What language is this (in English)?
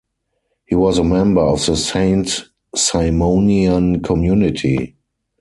English